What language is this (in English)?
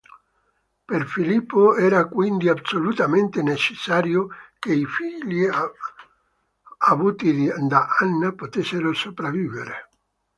Italian